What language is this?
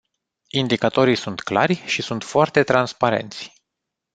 Romanian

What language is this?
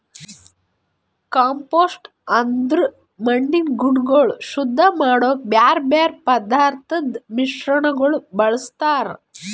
Kannada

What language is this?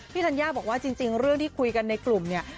Thai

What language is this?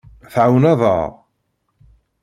Kabyle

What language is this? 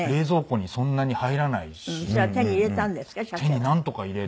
Japanese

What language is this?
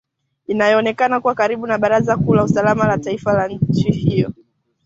Swahili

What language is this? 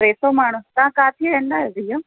Sindhi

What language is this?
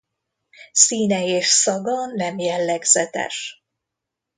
Hungarian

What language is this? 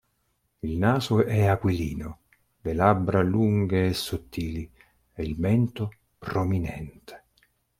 Italian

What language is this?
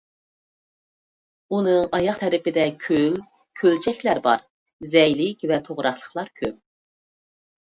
Uyghur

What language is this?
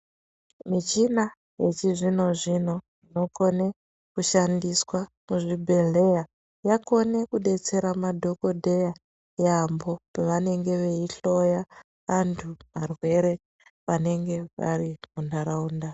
Ndau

